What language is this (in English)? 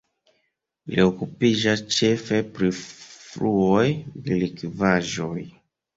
Esperanto